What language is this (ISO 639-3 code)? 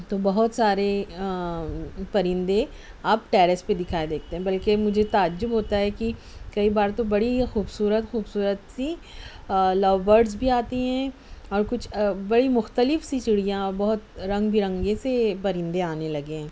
urd